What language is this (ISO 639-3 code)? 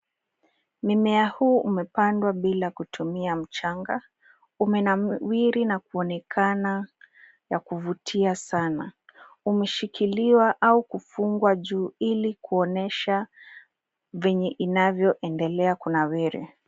swa